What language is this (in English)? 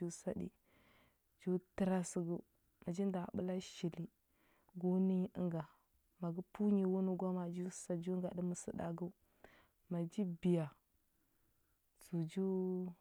Huba